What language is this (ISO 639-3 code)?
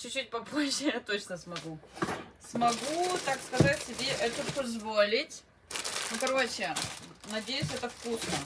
rus